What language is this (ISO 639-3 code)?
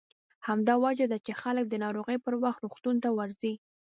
pus